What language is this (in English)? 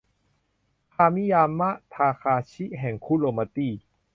Thai